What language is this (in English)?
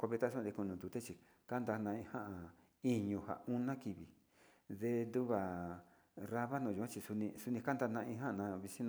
Sinicahua Mixtec